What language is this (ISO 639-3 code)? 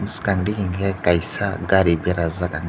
trp